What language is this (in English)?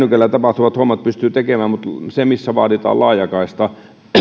Finnish